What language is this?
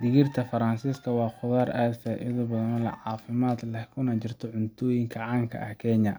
Somali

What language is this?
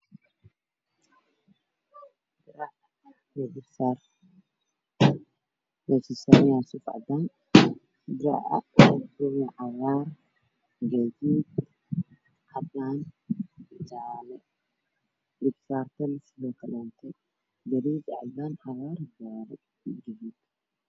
Somali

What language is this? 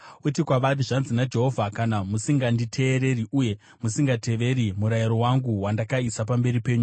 Shona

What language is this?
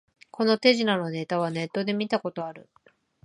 Japanese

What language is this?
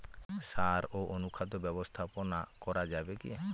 Bangla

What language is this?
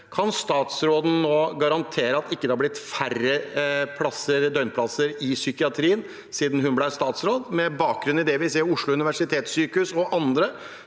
Norwegian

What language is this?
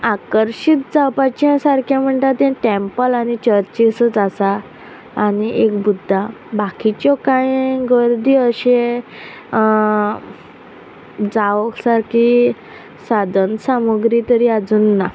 Konkani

